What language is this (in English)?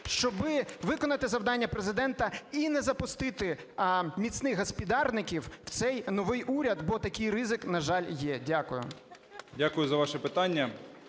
Ukrainian